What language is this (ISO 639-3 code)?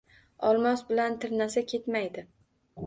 uzb